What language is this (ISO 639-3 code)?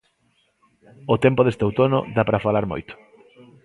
glg